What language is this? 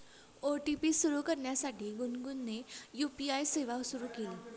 Marathi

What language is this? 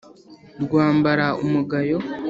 Kinyarwanda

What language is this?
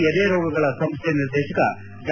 Kannada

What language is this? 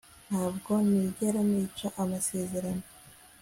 Kinyarwanda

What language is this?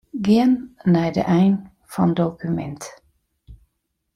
Western Frisian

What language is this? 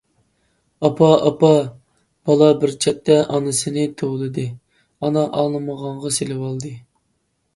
Uyghur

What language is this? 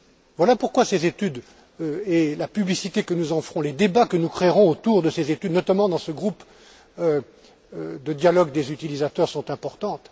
French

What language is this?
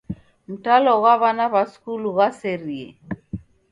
Taita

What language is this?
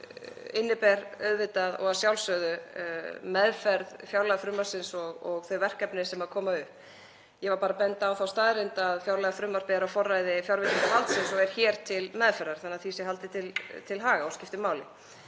Icelandic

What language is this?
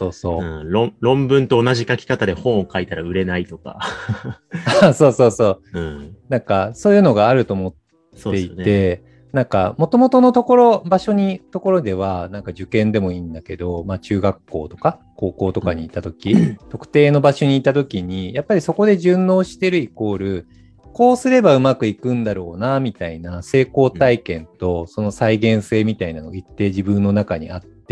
Japanese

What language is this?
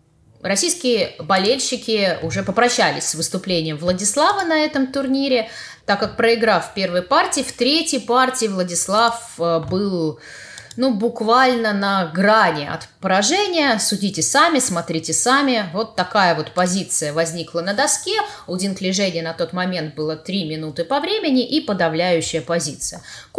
Russian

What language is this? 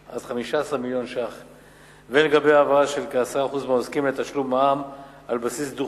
Hebrew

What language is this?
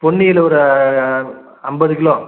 Tamil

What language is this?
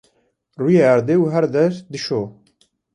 Kurdish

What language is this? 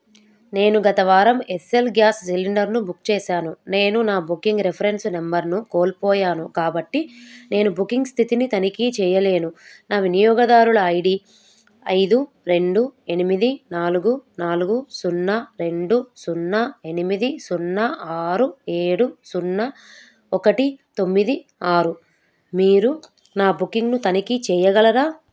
Telugu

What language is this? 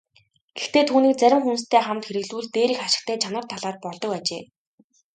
Mongolian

